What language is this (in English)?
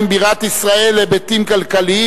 Hebrew